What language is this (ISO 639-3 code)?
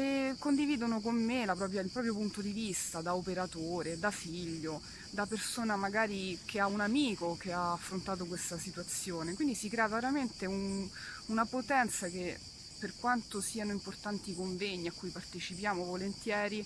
ita